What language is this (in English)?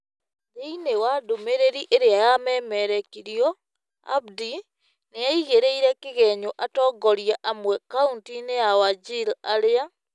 Kikuyu